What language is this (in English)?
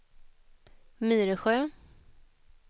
Swedish